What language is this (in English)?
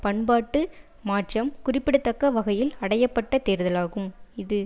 Tamil